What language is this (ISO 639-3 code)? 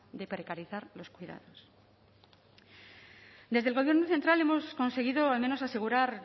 spa